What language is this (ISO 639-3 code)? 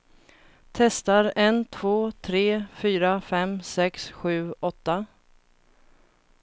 swe